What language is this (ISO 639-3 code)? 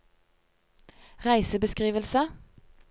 nor